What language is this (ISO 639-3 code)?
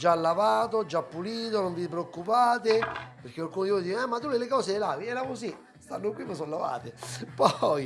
ita